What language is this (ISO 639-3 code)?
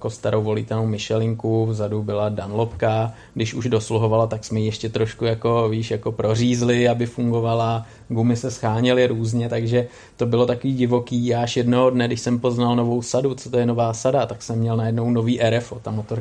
ces